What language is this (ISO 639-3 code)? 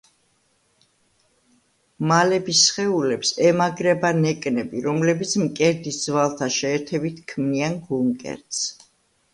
kat